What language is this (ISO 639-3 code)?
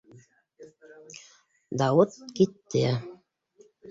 bak